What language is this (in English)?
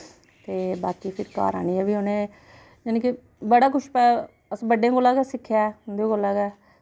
Dogri